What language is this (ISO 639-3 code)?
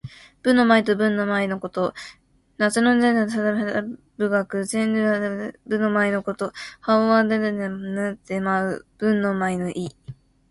jpn